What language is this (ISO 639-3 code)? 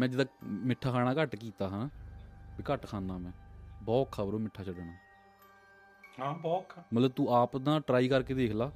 pan